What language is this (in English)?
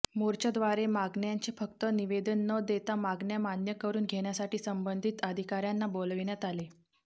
Marathi